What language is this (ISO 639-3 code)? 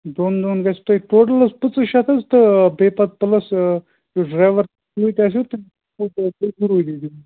kas